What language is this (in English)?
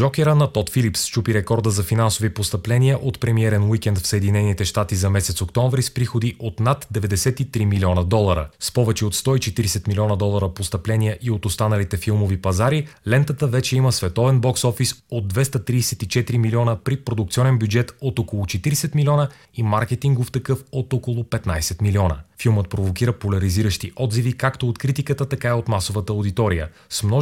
Bulgarian